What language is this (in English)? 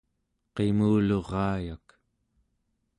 Central Yupik